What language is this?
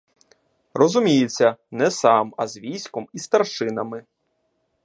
Ukrainian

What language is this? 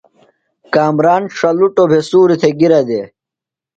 Phalura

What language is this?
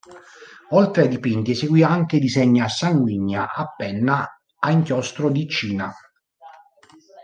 Italian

